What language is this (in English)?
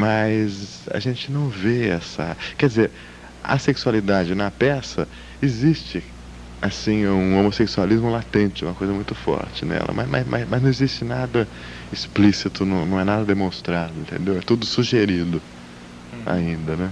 Portuguese